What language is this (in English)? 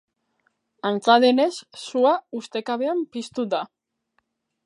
Basque